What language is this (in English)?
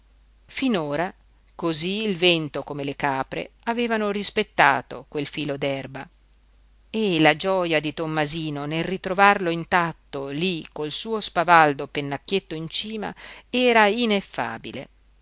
Italian